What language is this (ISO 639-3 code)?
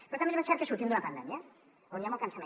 cat